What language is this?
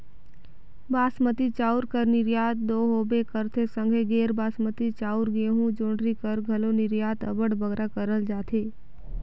Chhattisgarhi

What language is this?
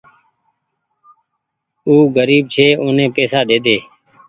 Goaria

